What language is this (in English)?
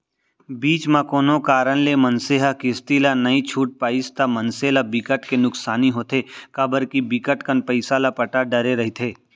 Chhattisgarhi